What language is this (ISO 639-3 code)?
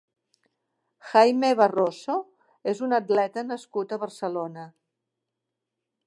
cat